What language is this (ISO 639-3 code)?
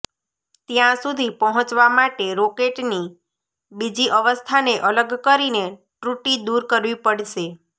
guj